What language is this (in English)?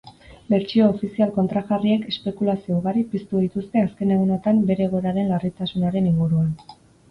Basque